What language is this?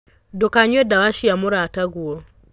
Kikuyu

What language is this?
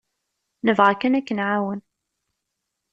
Kabyle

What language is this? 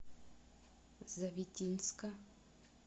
Russian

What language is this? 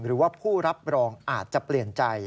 Thai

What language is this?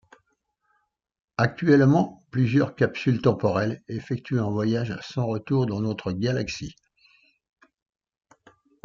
French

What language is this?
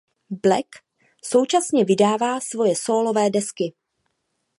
Czech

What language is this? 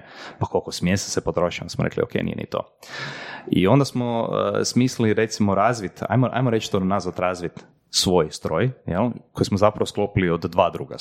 Croatian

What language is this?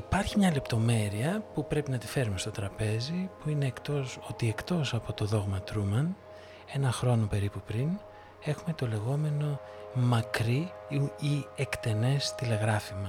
Greek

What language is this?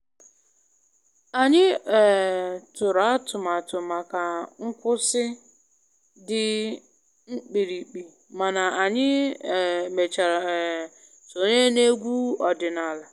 Igbo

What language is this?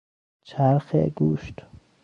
Persian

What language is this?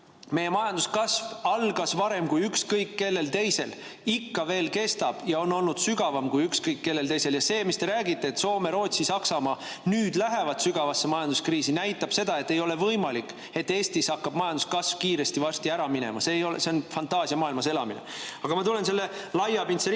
Estonian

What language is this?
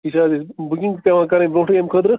Kashmiri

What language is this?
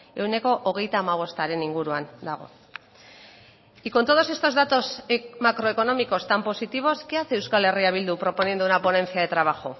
Spanish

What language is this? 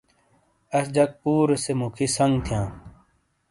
Shina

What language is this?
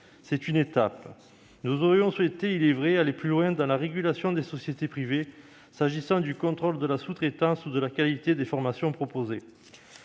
French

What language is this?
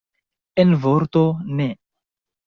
Esperanto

